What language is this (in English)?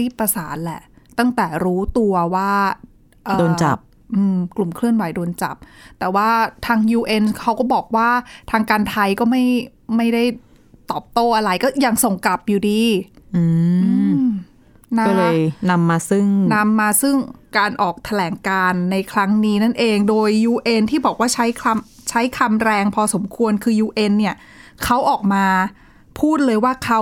Thai